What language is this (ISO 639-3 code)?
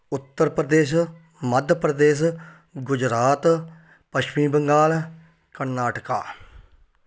pan